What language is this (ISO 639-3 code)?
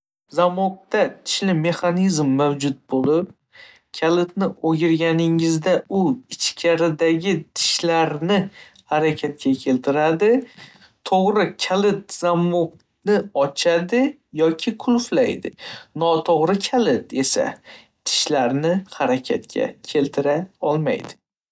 uzb